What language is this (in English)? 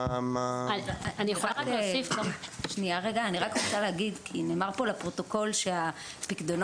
Hebrew